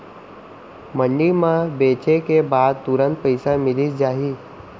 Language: Chhattisgarhi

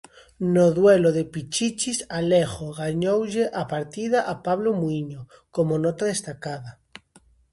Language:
Galician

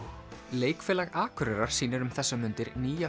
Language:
Icelandic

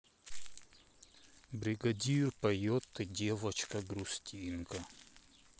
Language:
Russian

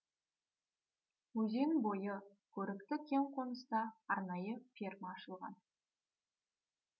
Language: Kazakh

